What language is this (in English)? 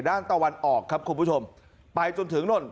Thai